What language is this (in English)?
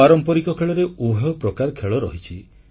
Odia